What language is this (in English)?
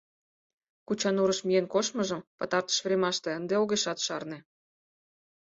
Mari